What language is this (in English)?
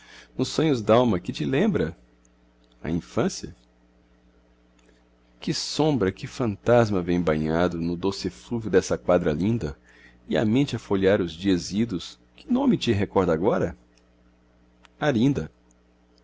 Portuguese